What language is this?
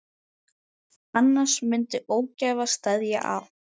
Icelandic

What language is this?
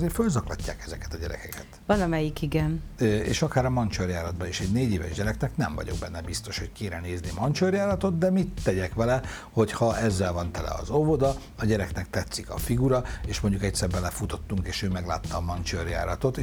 Hungarian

